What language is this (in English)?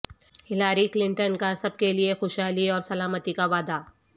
Urdu